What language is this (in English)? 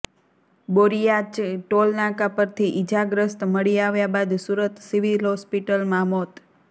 Gujarati